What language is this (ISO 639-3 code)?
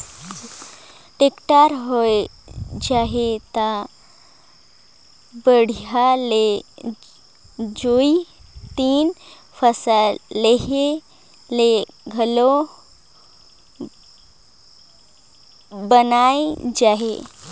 hne